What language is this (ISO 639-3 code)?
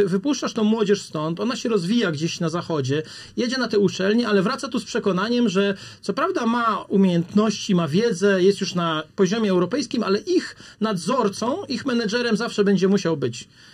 pol